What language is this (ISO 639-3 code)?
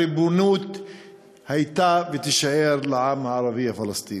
heb